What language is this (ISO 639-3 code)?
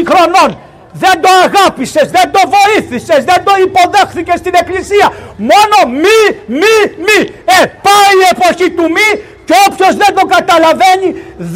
ell